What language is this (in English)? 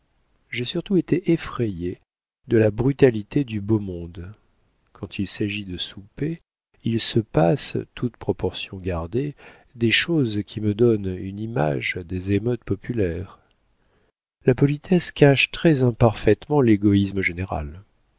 French